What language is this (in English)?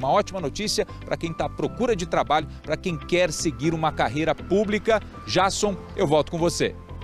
Portuguese